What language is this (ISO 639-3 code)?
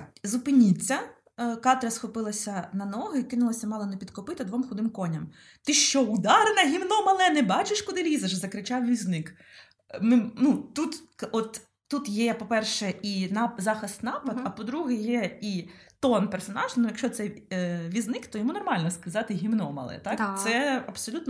ukr